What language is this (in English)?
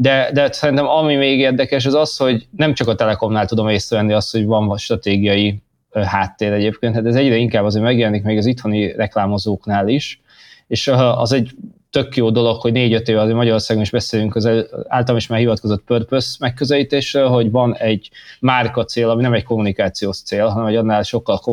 Hungarian